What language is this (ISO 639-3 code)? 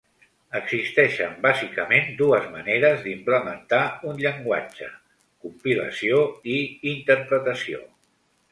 cat